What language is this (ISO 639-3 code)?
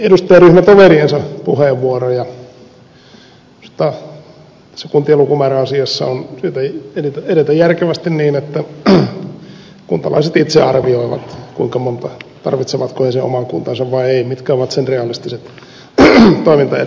fin